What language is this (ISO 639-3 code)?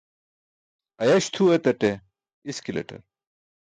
bsk